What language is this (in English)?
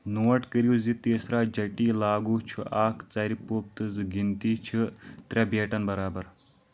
Kashmiri